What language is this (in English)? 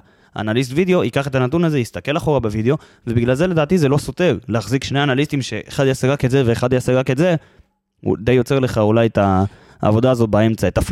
Hebrew